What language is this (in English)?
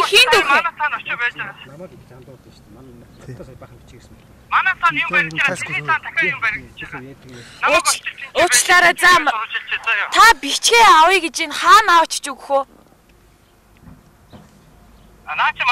Korean